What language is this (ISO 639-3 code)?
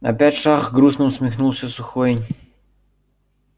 rus